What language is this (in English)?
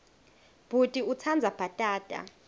Swati